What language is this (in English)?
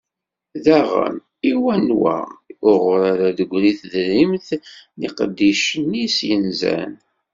Kabyle